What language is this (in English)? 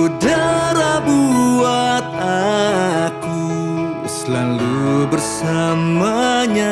Indonesian